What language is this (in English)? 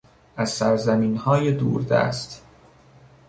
Persian